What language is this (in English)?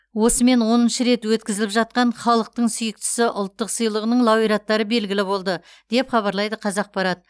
Kazakh